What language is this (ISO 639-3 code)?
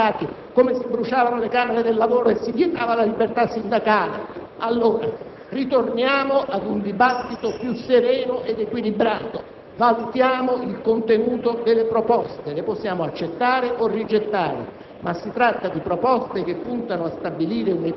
ita